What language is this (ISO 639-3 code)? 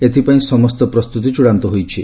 ori